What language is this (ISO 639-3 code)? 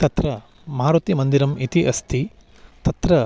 san